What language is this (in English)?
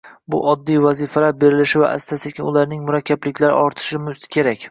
Uzbek